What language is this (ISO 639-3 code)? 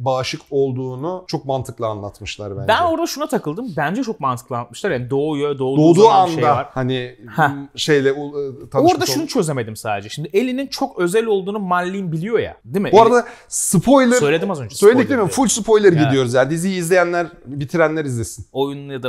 tur